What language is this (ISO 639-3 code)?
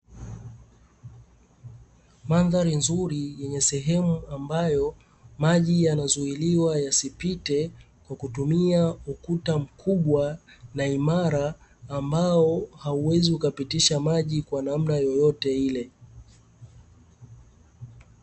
swa